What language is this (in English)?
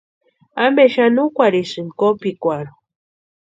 Western Highland Purepecha